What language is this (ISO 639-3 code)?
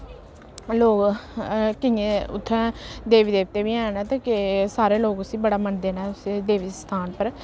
doi